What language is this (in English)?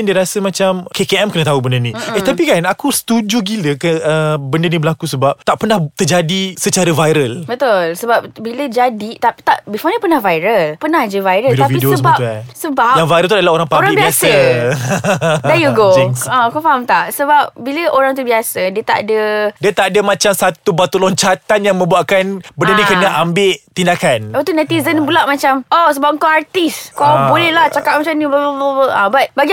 Malay